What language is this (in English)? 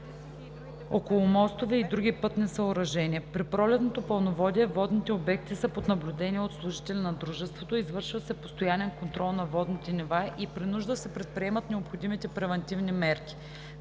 Bulgarian